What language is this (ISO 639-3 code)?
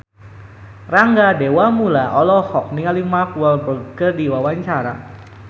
sun